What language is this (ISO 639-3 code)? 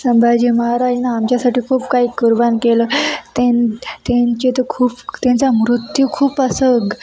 mar